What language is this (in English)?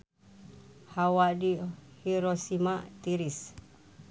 Sundanese